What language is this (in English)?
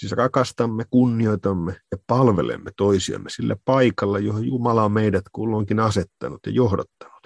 Finnish